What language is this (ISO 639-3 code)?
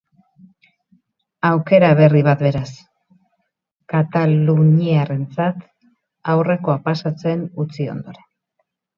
eus